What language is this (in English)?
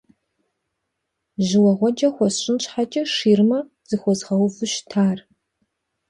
Kabardian